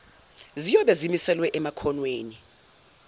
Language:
Zulu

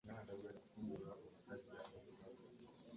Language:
Ganda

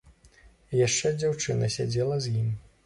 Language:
Belarusian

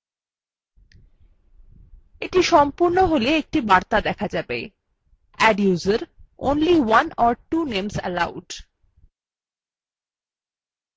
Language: Bangla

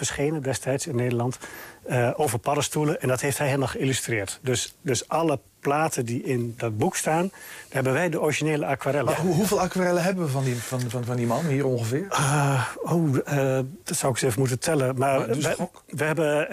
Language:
Dutch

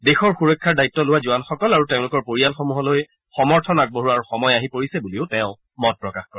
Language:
Assamese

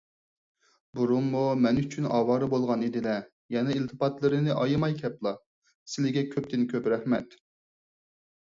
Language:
Uyghur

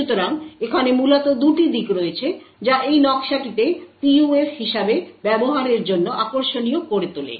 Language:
Bangla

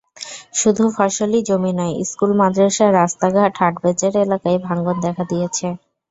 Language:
Bangla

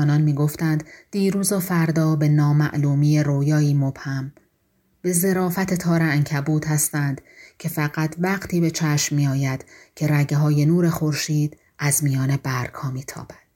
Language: Persian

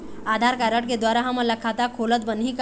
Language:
Chhattisgarhi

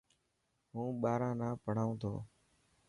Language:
Dhatki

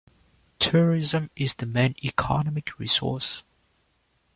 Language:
English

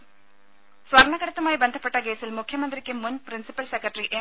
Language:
Malayalam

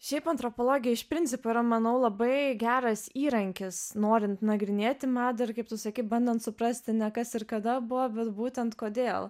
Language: Lithuanian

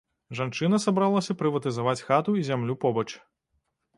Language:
Belarusian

